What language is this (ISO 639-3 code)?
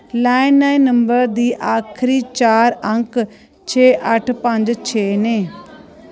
doi